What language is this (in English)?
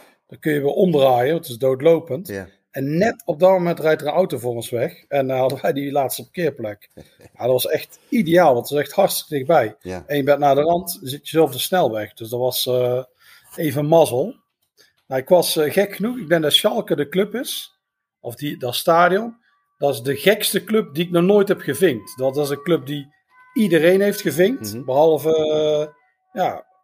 Dutch